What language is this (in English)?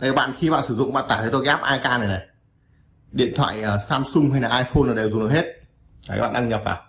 Vietnamese